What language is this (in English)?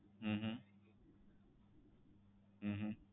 Gujarati